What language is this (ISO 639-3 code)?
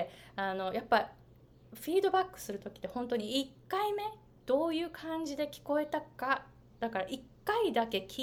jpn